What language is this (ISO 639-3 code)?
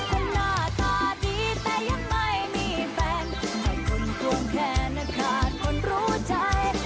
tha